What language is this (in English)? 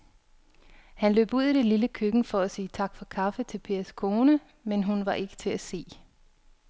Danish